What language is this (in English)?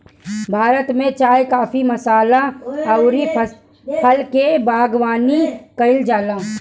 Bhojpuri